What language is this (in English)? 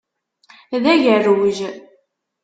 Kabyle